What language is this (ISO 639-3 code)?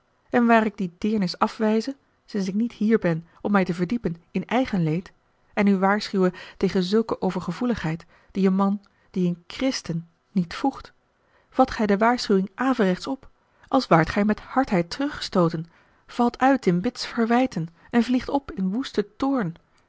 nld